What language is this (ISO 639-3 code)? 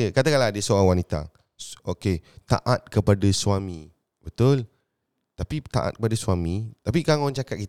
msa